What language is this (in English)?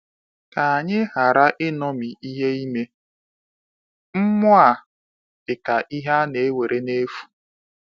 Igbo